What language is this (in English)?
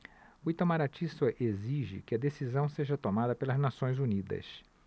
Portuguese